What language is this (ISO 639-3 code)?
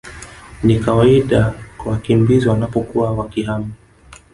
swa